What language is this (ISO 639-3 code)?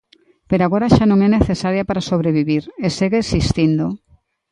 glg